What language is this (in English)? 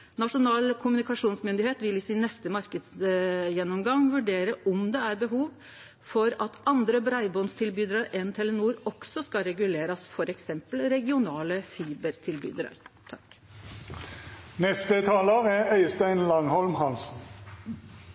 Norwegian Nynorsk